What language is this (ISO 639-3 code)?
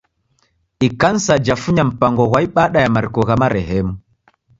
dav